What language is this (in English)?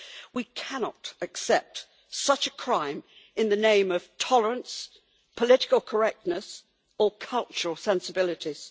English